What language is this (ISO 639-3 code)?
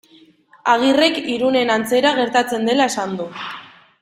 eus